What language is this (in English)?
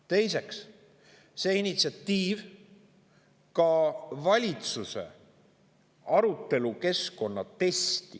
Estonian